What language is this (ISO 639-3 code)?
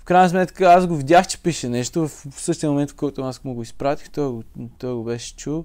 bul